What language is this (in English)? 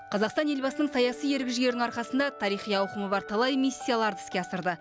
Kazakh